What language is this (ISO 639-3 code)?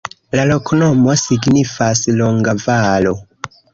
epo